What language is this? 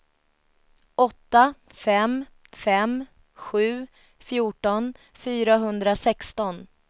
Swedish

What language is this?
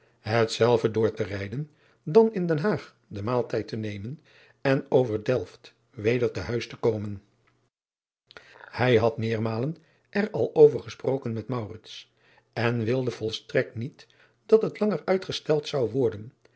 Dutch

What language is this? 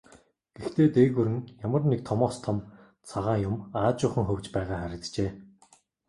Mongolian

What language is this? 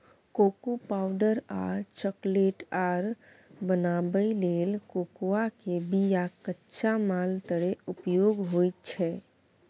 Maithili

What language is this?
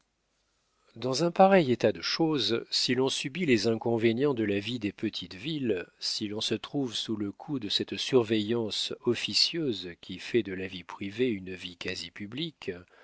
French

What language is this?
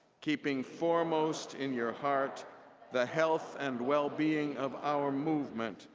English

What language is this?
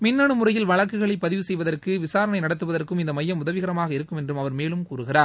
Tamil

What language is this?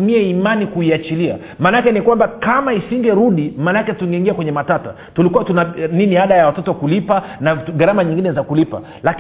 Swahili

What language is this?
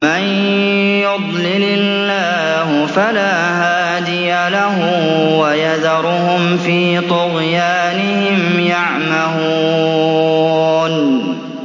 Arabic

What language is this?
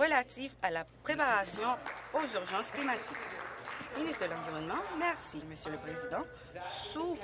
French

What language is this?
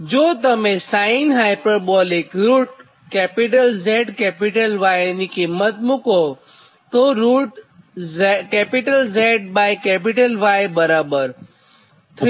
Gujarati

